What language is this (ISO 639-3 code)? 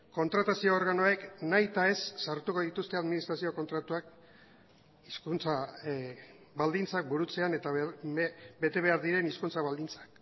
eus